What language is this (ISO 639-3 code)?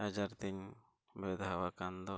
sat